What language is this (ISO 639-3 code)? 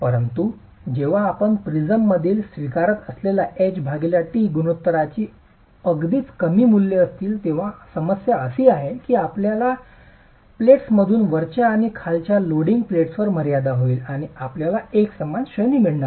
mar